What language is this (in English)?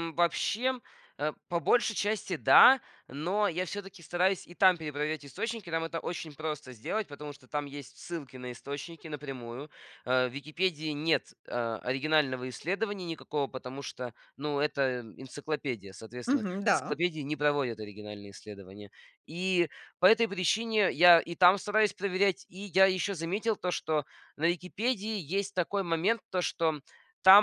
Russian